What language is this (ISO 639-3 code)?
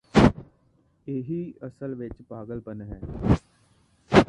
pan